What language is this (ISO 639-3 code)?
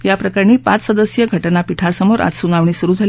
mar